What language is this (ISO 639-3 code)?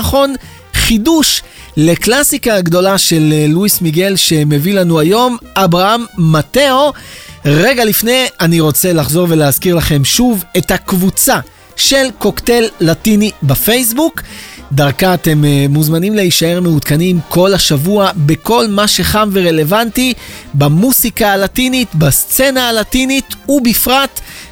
heb